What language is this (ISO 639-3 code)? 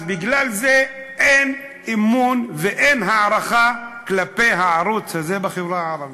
heb